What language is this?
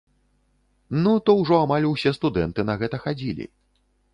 Belarusian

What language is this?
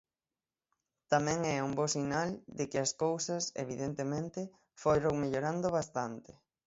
Galician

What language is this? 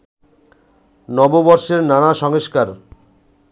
Bangla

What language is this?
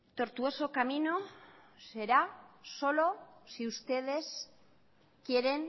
Spanish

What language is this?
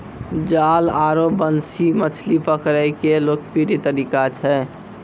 Maithili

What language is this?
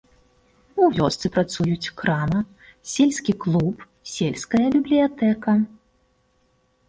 Belarusian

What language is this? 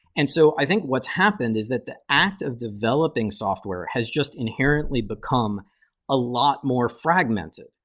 English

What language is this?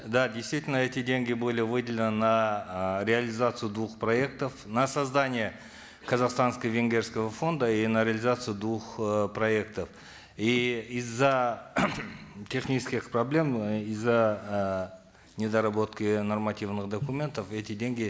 Kazakh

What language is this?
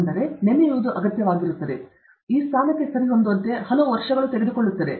Kannada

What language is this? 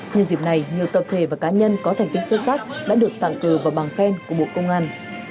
Vietnamese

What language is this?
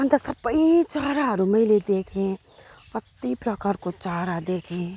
Nepali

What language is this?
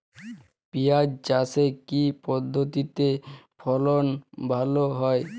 Bangla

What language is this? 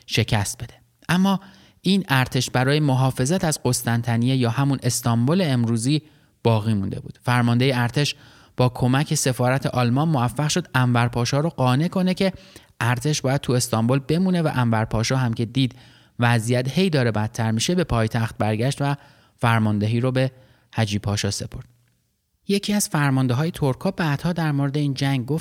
Persian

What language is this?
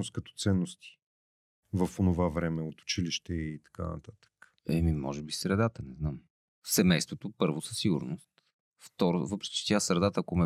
Bulgarian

